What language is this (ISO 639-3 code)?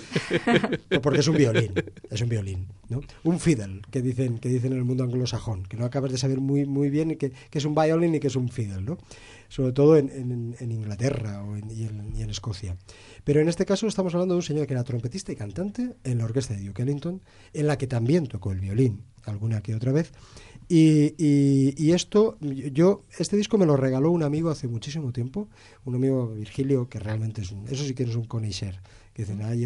spa